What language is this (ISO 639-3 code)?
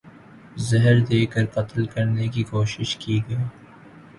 urd